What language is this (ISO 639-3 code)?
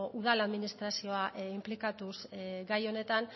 eus